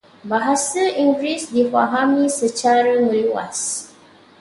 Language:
Malay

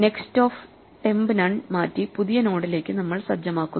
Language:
Malayalam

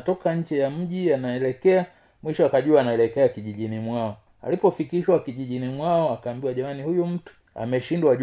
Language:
Swahili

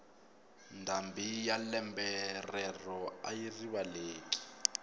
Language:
Tsonga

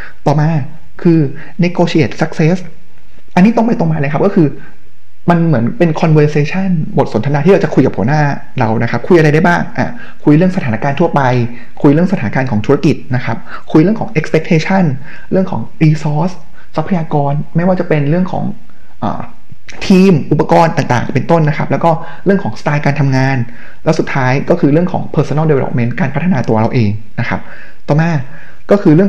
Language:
Thai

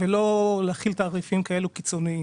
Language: Hebrew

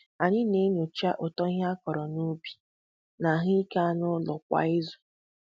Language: Igbo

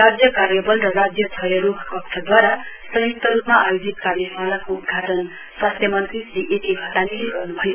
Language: Nepali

